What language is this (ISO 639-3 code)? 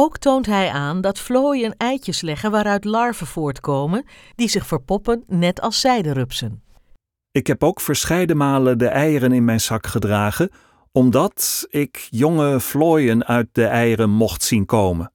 nld